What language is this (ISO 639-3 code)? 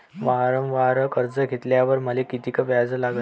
mar